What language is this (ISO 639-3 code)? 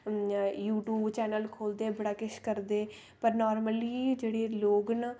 doi